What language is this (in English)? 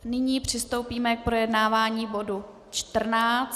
Czech